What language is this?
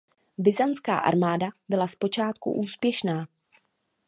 Czech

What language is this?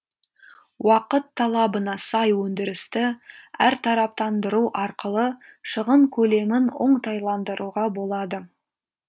Kazakh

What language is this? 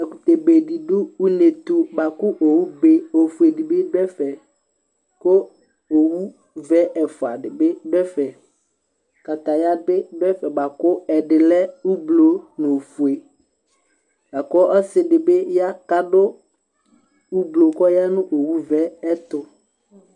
Ikposo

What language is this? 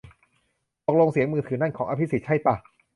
Thai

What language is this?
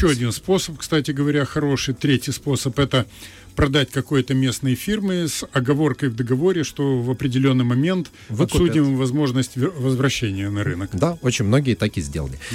Russian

